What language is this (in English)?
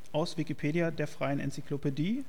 German